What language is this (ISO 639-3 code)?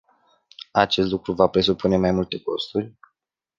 ron